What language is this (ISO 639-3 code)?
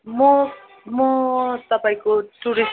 nep